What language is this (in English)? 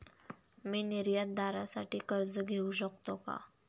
Marathi